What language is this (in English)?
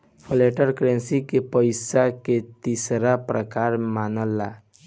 Bhojpuri